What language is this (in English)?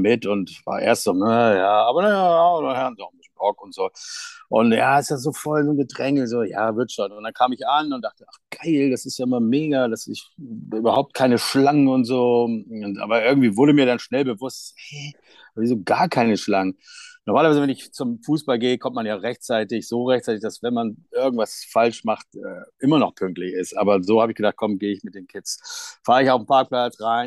German